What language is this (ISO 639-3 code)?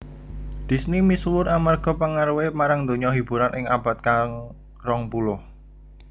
jav